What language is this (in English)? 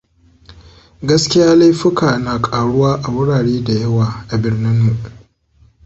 Hausa